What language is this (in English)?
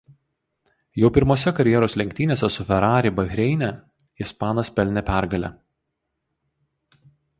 Lithuanian